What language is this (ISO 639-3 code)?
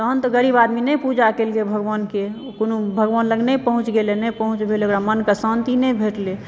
mai